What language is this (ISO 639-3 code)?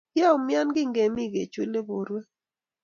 kln